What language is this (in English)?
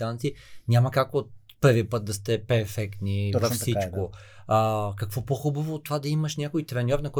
Bulgarian